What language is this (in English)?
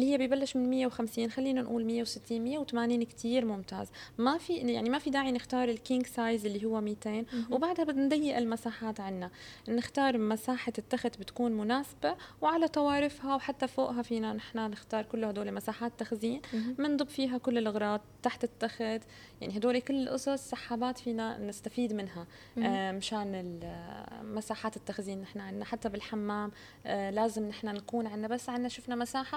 Arabic